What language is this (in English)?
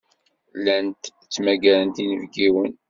Kabyle